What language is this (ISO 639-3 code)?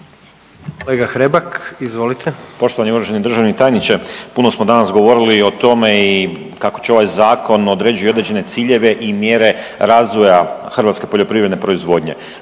hrv